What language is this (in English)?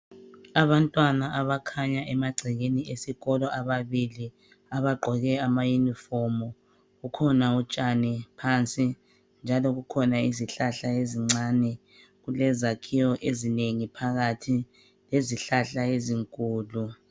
North Ndebele